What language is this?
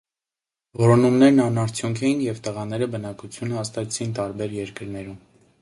Armenian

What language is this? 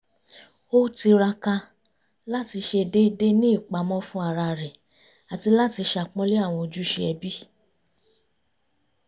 Yoruba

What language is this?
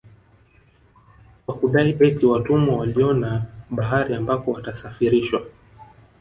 Swahili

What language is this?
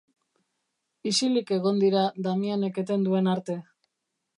Basque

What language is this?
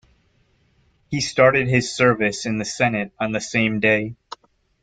English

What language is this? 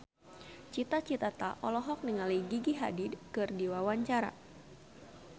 Sundanese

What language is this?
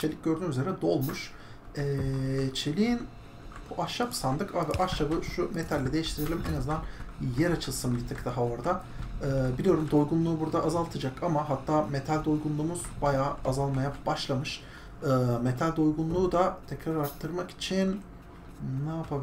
Turkish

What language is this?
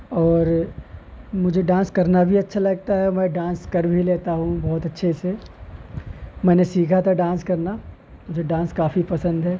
Urdu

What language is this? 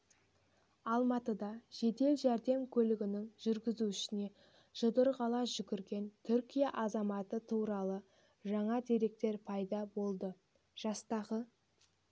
Kazakh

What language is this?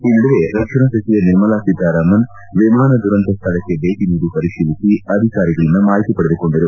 Kannada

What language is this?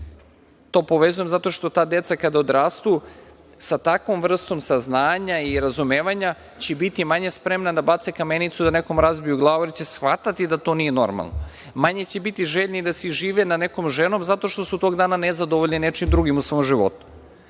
Serbian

